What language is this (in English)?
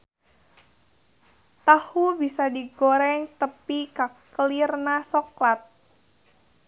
Sundanese